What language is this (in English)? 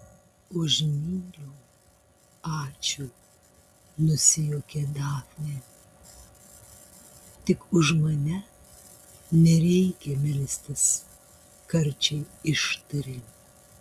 Lithuanian